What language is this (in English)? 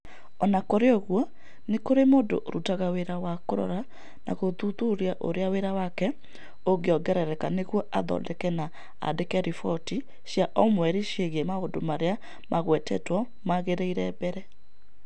Kikuyu